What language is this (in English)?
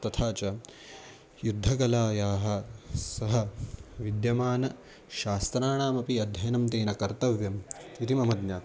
Sanskrit